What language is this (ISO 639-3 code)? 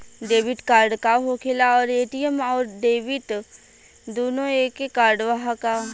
bho